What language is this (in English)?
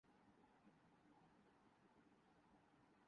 Urdu